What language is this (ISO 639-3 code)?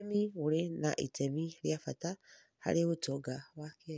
kik